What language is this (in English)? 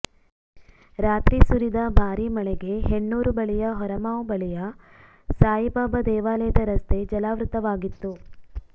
Kannada